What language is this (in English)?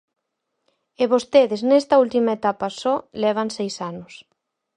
Galician